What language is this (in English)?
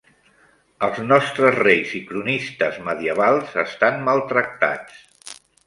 Catalan